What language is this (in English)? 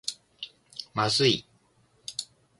Japanese